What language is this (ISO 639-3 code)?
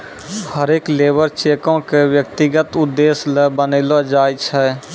mai